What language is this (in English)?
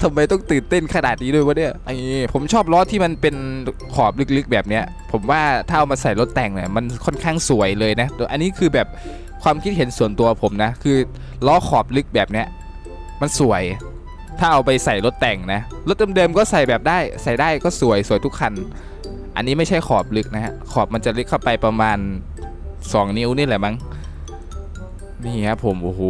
Thai